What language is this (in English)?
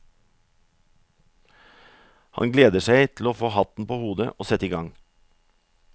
Norwegian